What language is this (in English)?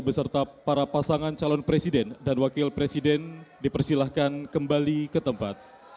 Indonesian